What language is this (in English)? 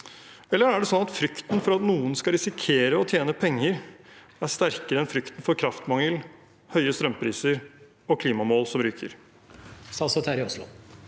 Norwegian